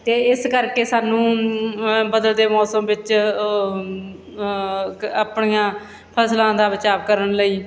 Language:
Punjabi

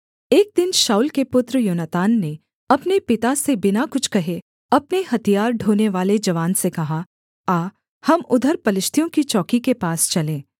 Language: Hindi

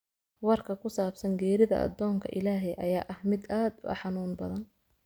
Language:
Somali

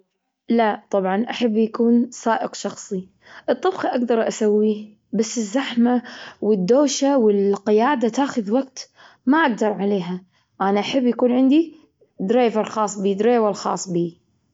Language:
Gulf Arabic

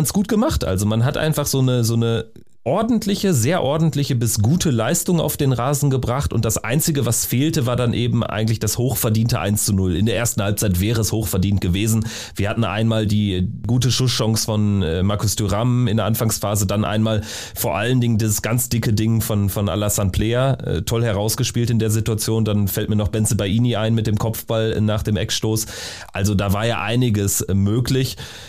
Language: German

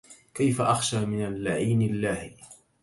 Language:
Arabic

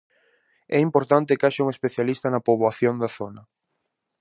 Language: Galician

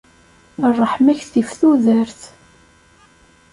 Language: Kabyle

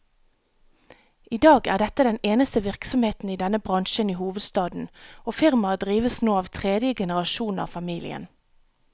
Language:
Norwegian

